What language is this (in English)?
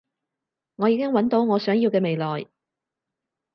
Cantonese